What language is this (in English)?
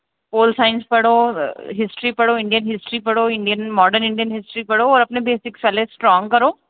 Dogri